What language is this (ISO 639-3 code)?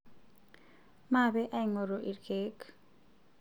mas